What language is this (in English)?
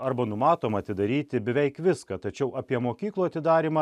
Lithuanian